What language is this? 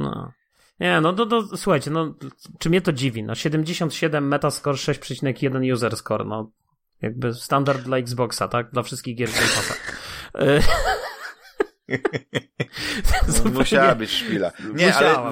Polish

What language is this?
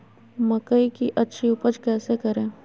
Magahi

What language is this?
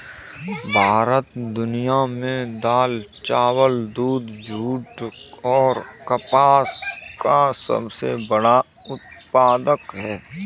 Hindi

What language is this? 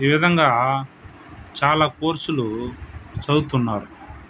Telugu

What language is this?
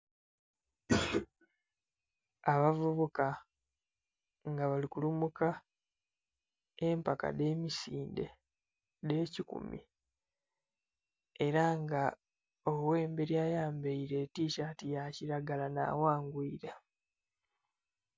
Soga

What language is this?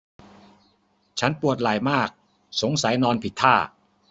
Thai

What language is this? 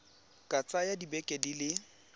Tswana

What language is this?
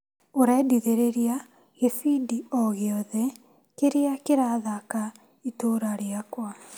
Kikuyu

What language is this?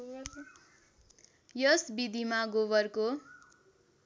Nepali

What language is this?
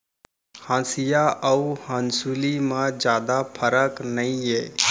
Chhattisgarhi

